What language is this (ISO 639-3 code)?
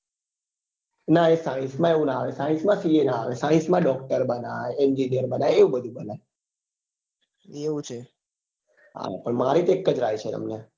guj